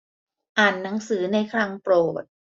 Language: Thai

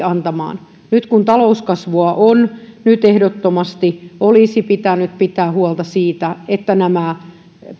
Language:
Finnish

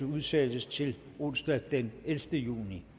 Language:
Danish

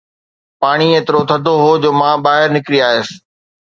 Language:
Sindhi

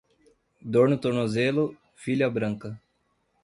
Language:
Portuguese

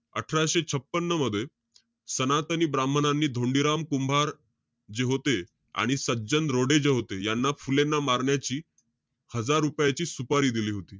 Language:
Marathi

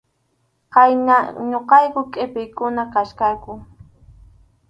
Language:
Arequipa-La Unión Quechua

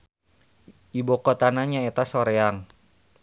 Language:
Sundanese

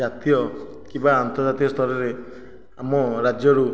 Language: Odia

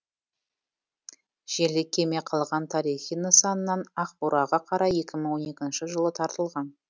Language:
Kazakh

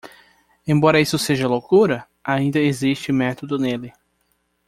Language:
Portuguese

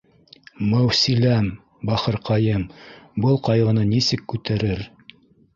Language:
Bashkir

